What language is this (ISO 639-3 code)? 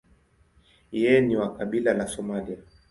swa